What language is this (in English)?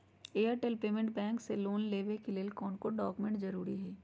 Magahi